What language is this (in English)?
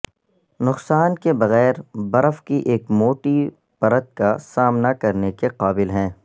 Urdu